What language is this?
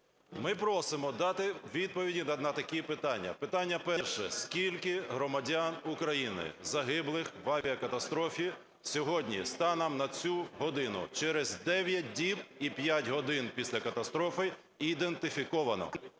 Ukrainian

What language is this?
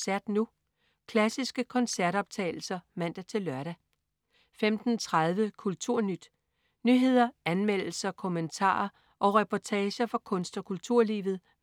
Danish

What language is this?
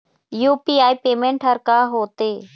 Chhattisgarhi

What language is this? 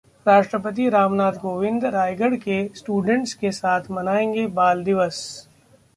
Hindi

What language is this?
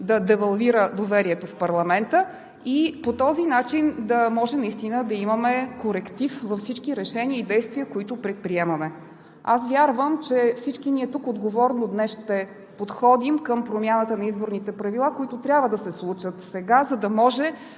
Bulgarian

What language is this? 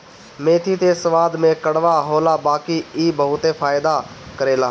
Bhojpuri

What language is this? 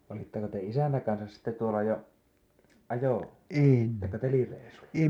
Finnish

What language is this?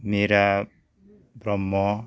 Bodo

